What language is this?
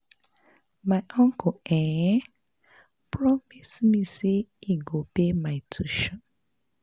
Nigerian Pidgin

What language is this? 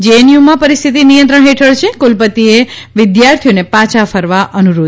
Gujarati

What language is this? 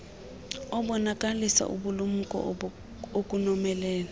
Xhosa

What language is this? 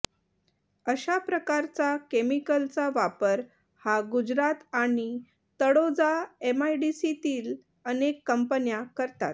Marathi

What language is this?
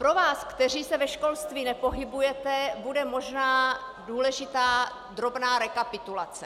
Czech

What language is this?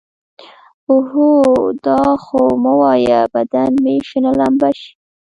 Pashto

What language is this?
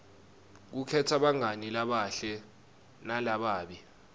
Swati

